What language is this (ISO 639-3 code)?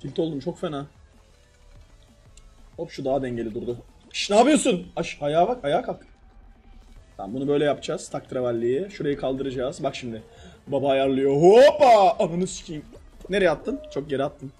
tur